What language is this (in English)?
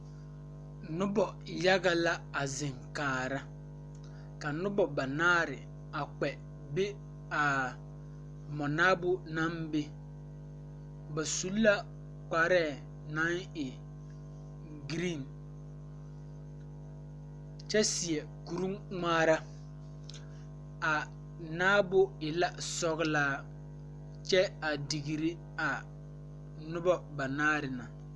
Southern Dagaare